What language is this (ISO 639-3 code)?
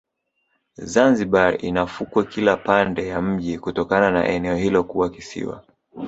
swa